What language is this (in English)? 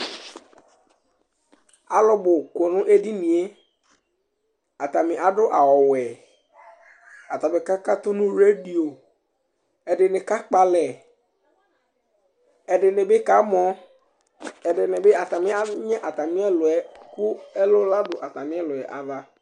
Ikposo